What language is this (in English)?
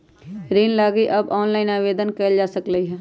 Magahi